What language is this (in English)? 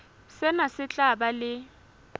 Southern Sotho